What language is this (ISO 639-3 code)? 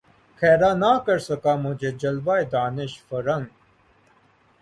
urd